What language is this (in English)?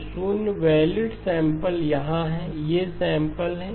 Hindi